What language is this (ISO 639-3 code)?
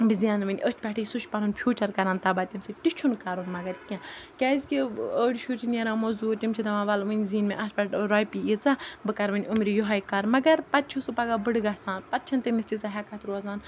kas